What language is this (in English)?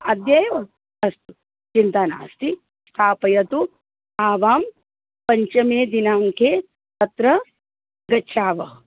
Sanskrit